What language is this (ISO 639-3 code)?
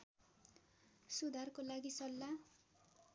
nep